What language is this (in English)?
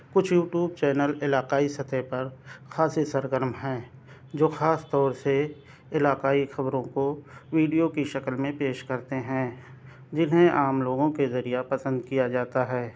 Urdu